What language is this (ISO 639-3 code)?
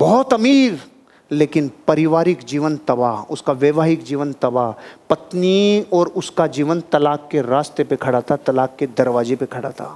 hin